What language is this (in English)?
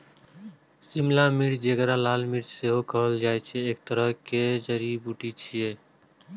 Maithili